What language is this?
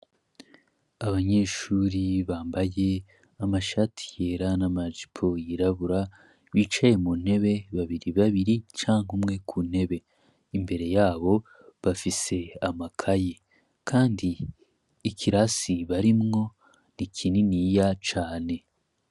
Rundi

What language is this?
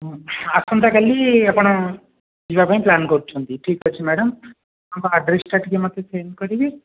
Odia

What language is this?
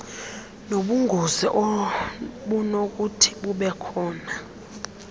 Xhosa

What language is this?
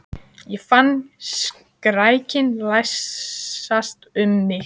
Icelandic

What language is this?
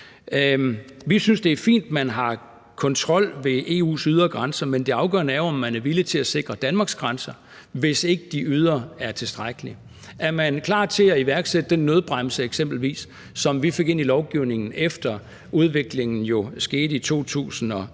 Danish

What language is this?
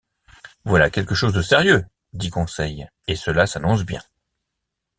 French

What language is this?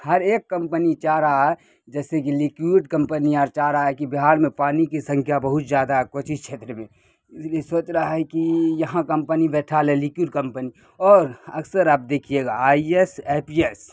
Urdu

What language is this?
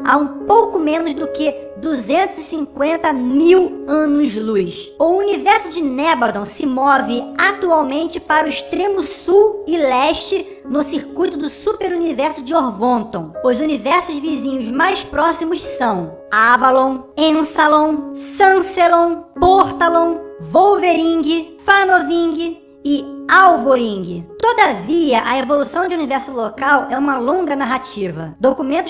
Portuguese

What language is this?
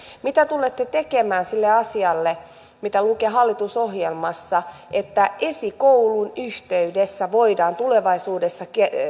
Finnish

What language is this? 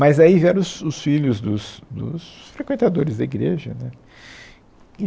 Portuguese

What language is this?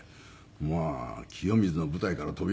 Japanese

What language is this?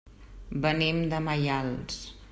Catalan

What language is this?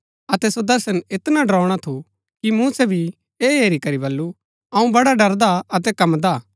Gaddi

